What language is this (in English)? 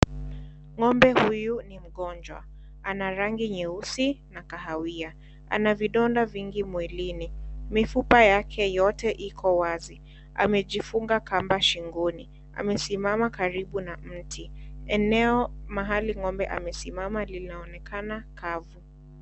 Swahili